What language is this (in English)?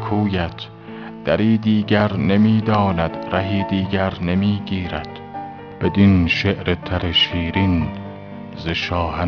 Persian